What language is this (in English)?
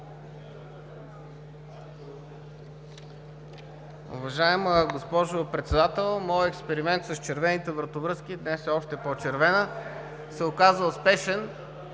Bulgarian